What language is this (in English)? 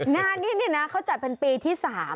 Thai